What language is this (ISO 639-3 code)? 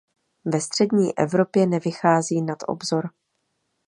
ces